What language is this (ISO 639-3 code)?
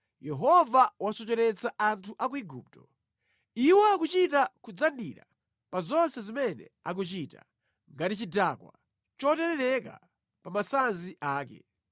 nya